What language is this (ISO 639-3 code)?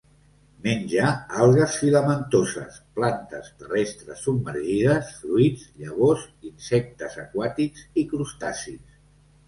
cat